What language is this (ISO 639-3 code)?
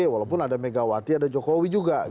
ind